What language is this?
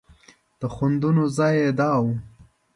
Pashto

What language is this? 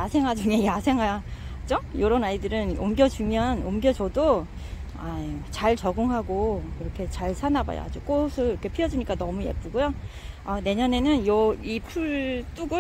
Korean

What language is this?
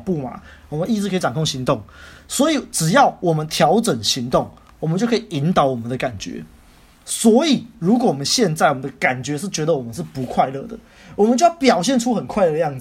Chinese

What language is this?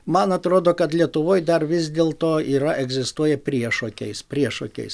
Lithuanian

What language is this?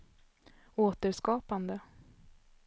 Swedish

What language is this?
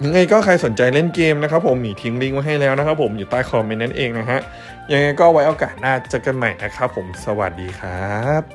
Thai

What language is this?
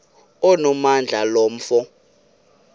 Xhosa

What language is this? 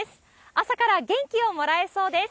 Japanese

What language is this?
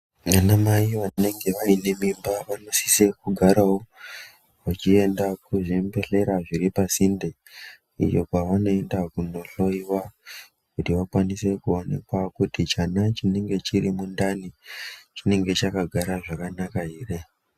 Ndau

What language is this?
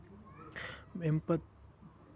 Kashmiri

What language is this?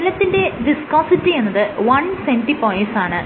Malayalam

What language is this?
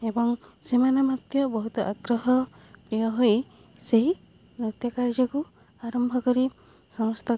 Odia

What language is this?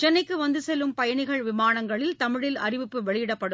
Tamil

